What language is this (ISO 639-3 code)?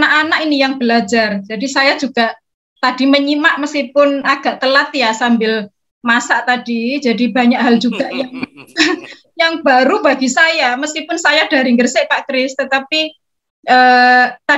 ind